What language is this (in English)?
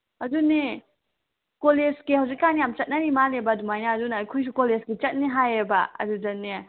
Manipuri